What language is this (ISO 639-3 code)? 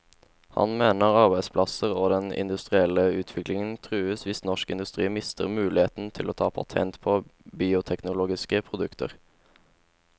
nor